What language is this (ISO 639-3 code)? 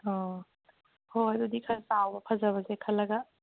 mni